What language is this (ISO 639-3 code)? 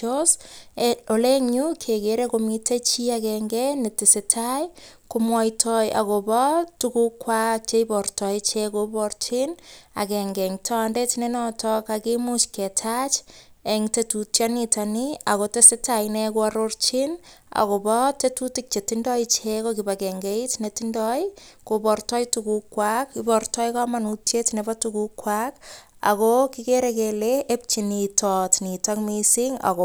kln